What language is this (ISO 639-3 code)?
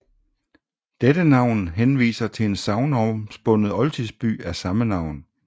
dan